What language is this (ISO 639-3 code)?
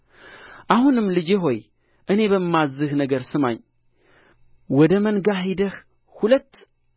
amh